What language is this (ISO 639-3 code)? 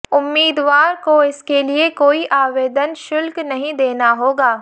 hin